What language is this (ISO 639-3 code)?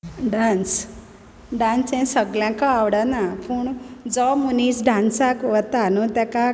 kok